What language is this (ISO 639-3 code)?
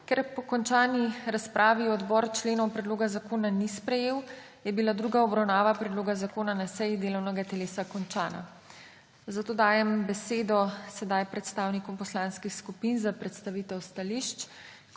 slv